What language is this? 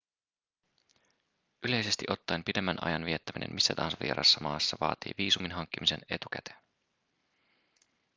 Finnish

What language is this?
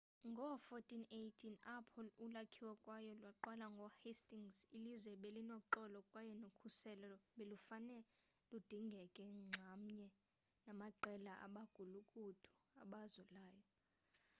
Xhosa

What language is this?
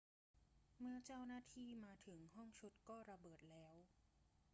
Thai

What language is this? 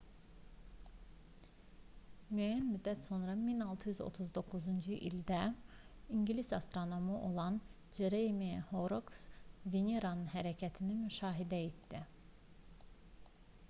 Azerbaijani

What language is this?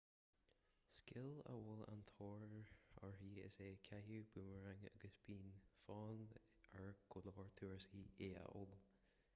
Irish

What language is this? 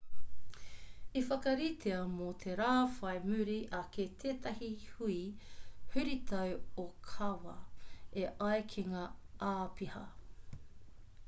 Māori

